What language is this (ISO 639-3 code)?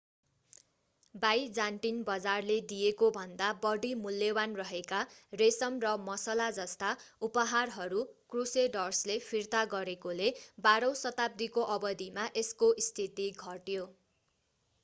nep